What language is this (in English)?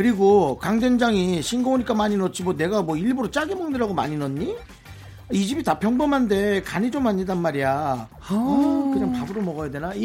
Korean